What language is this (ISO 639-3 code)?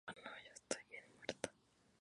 spa